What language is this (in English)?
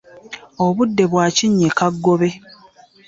Ganda